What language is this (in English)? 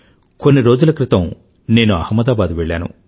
Telugu